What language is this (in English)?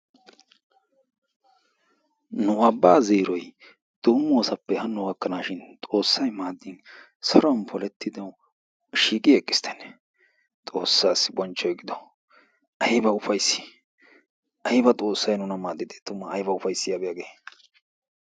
Wolaytta